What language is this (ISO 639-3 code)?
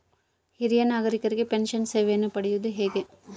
kan